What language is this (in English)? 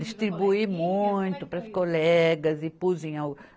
Portuguese